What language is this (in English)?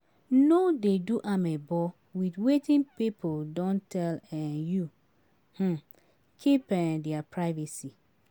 Nigerian Pidgin